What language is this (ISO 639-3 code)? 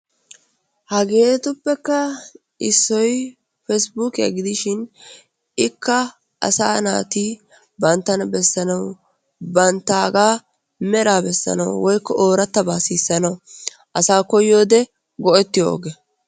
wal